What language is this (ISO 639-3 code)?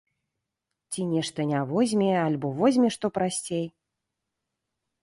bel